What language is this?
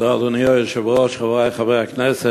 Hebrew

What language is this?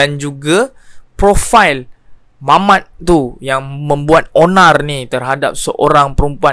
Malay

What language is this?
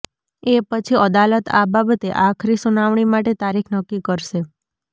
Gujarati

